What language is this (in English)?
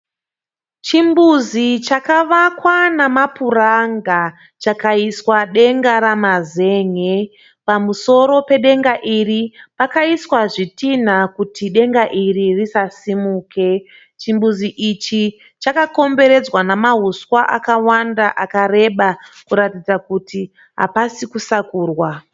Shona